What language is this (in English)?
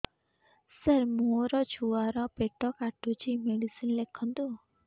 Odia